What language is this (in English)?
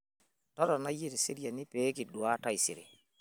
Masai